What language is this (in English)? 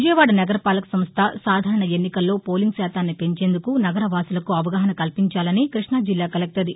Telugu